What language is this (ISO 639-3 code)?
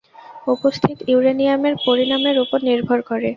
ben